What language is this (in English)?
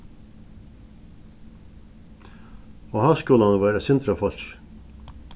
Faroese